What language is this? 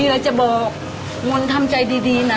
Thai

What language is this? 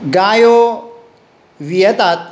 Konkani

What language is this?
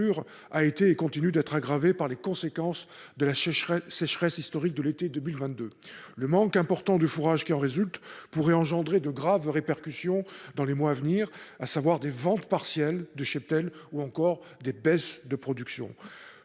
French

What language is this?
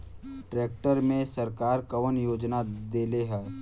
Bhojpuri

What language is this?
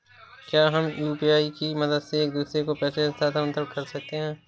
Hindi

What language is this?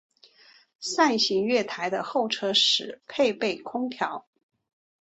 Chinese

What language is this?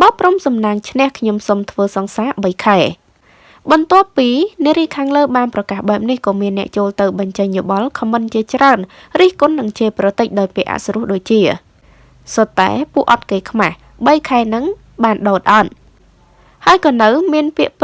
Vietnamese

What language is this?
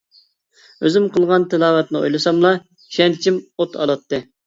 Uyghur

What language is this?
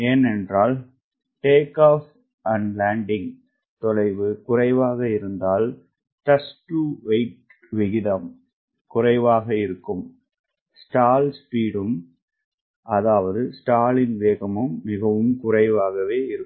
Tamil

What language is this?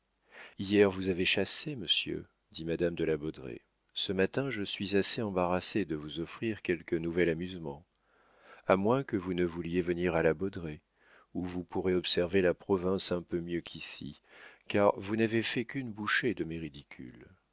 French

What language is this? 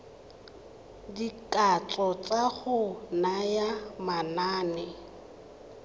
Tswana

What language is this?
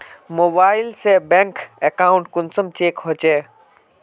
Magahi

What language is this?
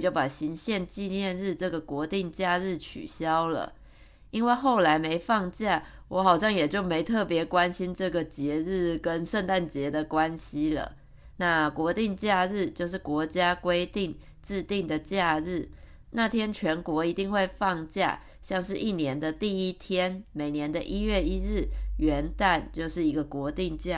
Chinese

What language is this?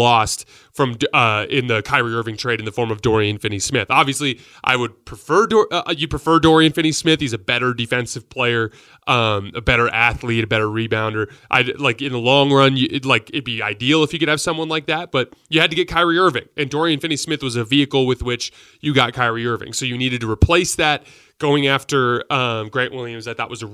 English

